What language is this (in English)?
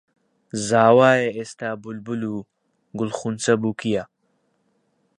Central Kurdish